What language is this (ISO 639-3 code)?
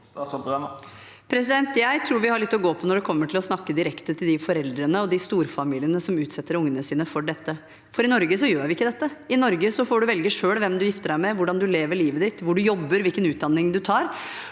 nor